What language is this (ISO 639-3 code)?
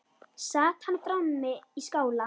isl